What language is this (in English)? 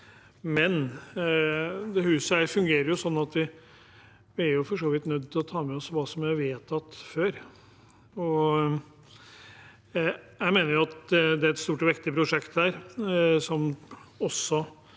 Norwegian